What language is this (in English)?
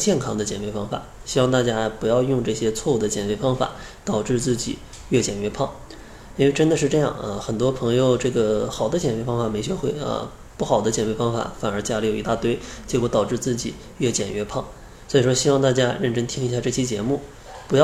Chinese